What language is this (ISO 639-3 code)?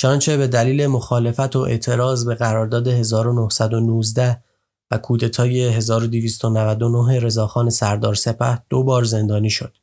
fas